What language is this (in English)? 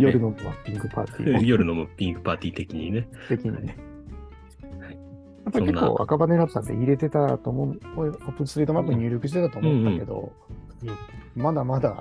Japanese